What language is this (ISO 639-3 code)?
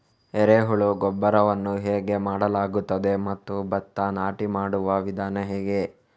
kan